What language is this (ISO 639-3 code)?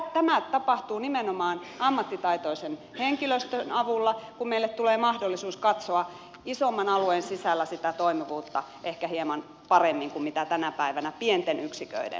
fin